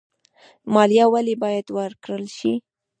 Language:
Pashto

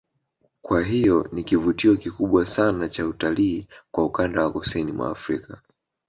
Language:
Swahili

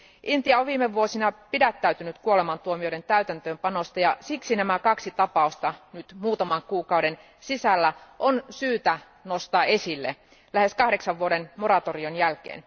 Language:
Finnish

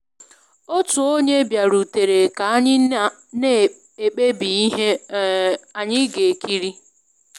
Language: Igbo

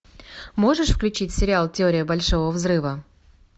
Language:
Russian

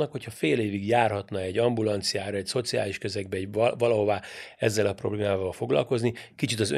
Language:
Hungarian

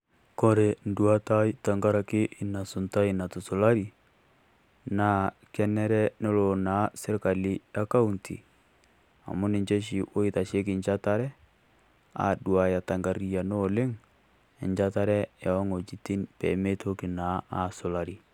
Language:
Masai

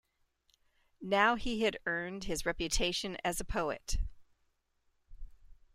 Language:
English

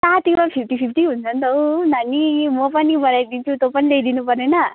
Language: Nepali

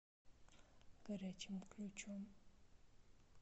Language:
Russian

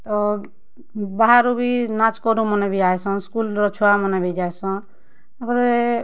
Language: Odia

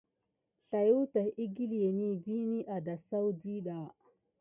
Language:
Gidar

